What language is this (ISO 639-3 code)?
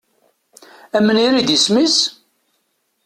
kab